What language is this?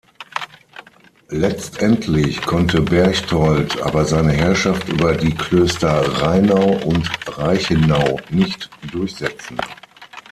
German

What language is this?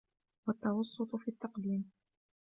Arabic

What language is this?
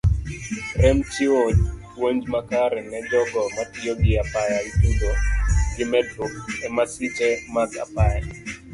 Luo (Kenya and Tanzania)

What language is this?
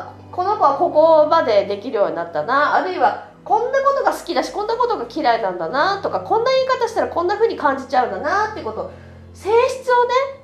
Japanese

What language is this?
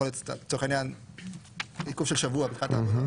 Hebrew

